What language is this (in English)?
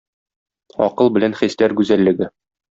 Tatar